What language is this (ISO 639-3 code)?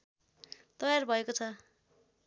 nep